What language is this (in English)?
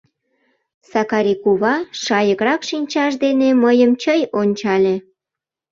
Mari